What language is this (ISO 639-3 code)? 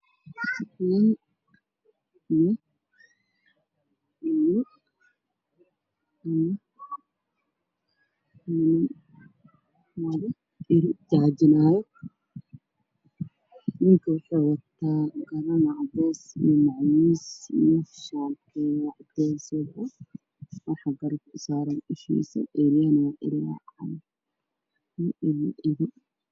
som